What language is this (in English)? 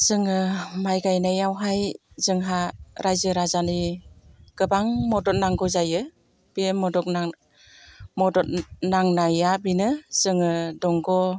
Bodo